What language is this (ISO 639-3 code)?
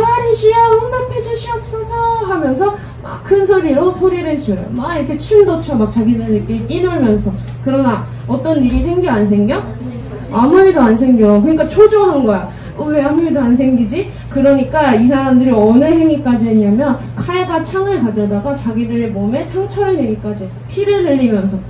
kor